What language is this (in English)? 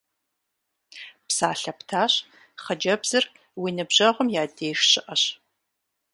Kabardian